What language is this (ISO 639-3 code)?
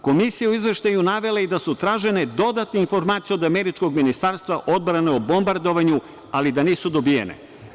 srp